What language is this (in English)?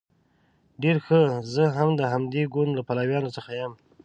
Pashto